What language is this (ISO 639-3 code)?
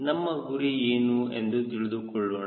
kan